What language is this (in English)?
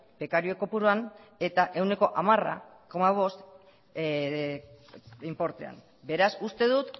Basque